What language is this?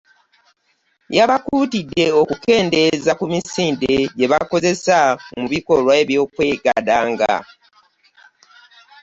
Ganda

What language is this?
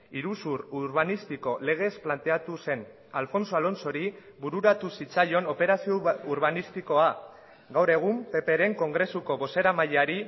Basque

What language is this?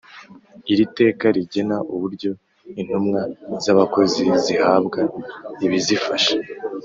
Kinyarwanda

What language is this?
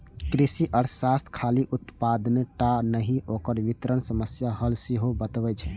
Maithili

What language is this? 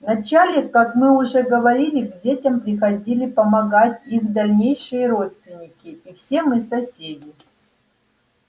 Russian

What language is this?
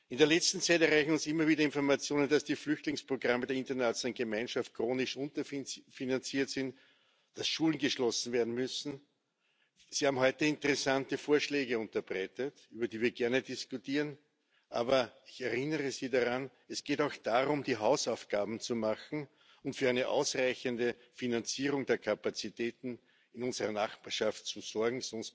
German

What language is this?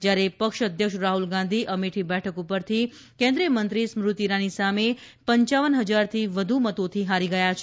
Gujarati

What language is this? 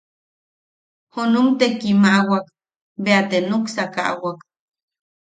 Yaqui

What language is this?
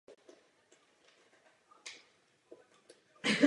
Czech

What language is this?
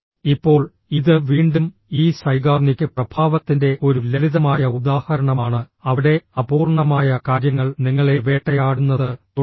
Malayalam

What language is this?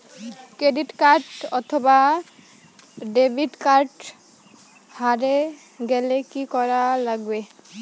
Bangla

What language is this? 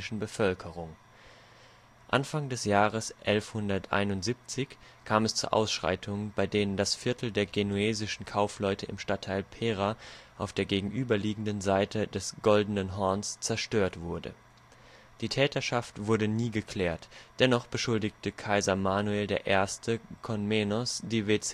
German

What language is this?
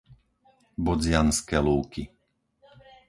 Slovak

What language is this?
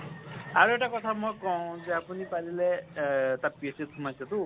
Assamese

